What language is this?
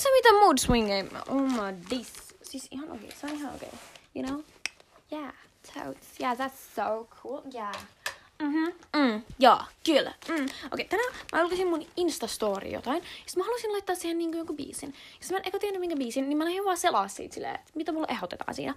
Finnish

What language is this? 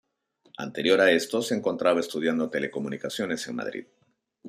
Spanish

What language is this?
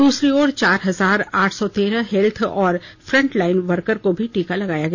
Hindi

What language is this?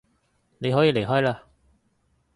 Cantonese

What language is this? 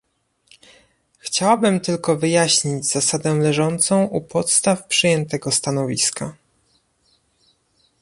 Polish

